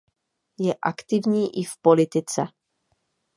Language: Czech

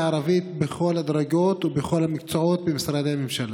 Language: Hebrew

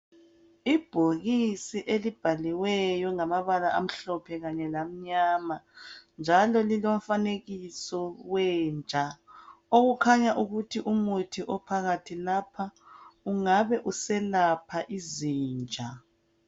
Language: North Ndebele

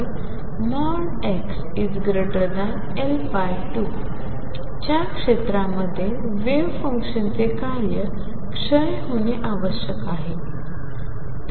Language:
Marathi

